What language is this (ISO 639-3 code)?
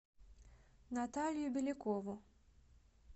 rus